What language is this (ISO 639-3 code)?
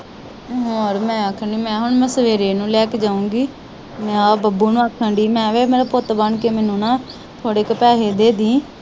pan